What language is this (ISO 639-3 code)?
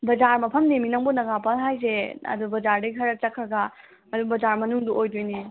mni